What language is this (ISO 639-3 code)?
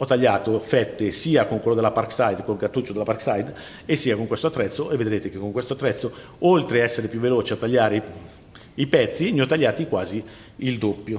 ita